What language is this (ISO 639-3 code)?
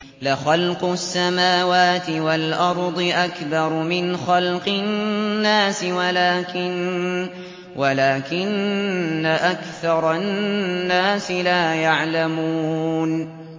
ara